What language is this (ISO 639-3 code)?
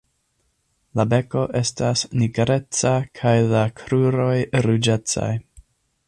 epo